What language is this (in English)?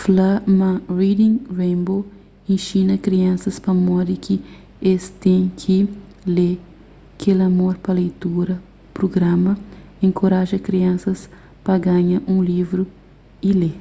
Kabuverdianu